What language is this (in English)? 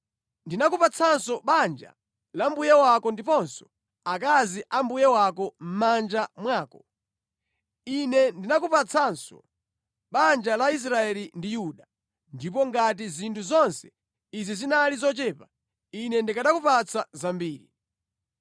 Nyanja